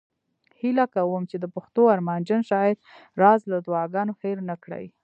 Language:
Pashto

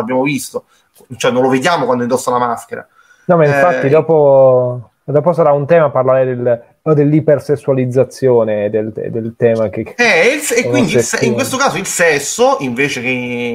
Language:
Italian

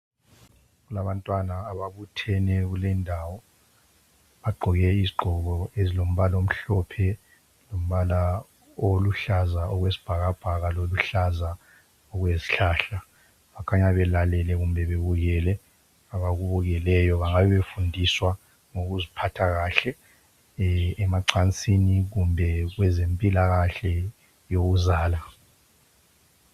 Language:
North Ndebele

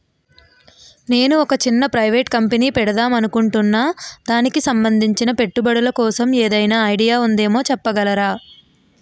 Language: Telugu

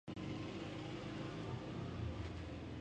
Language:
Persian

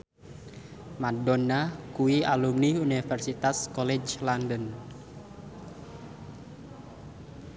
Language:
Javanese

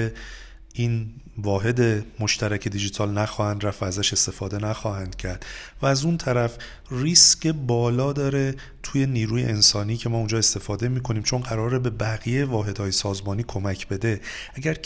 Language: Persian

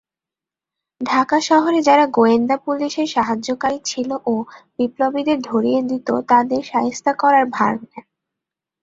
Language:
Bangla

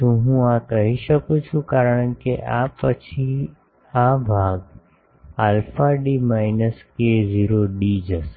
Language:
Gujarati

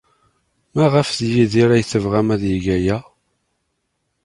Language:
Kabyle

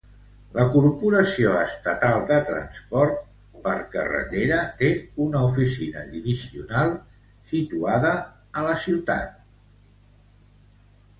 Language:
Catalan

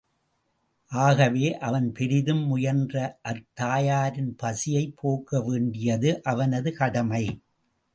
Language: Tamil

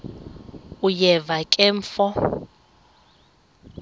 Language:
Xhosa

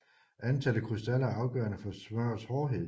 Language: Danish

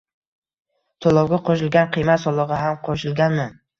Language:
Uzbek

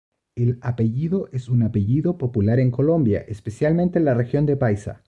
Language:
Spanish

